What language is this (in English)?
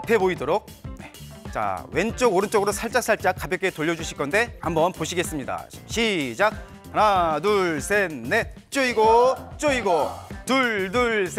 Korean